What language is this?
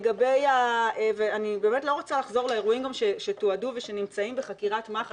Hebrew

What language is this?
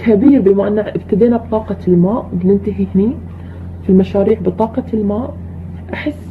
Arabic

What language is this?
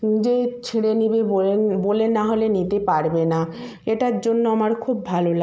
Bangla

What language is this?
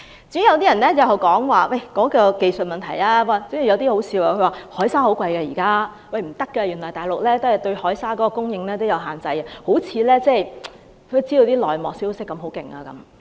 Cantonese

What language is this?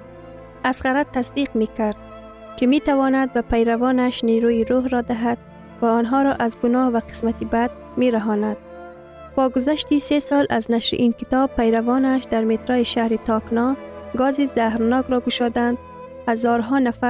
Persian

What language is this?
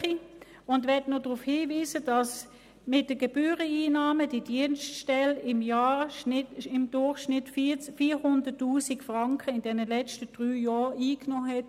Swiss German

